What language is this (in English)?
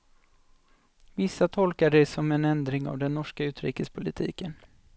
Swedish